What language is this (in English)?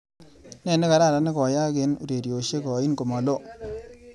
Kalenjin